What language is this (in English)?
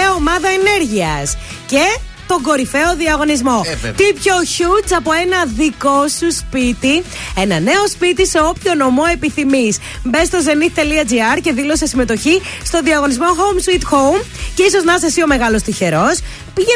Greek